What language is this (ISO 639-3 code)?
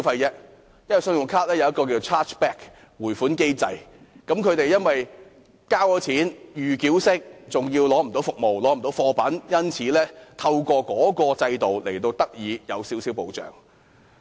yue